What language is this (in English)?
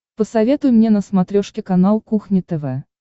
Russian